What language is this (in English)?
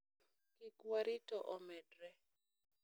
Luo (Kenya and Tanzania)